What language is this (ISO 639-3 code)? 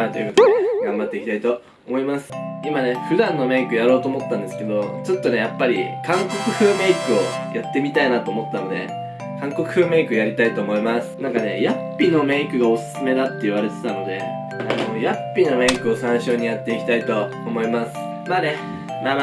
jpn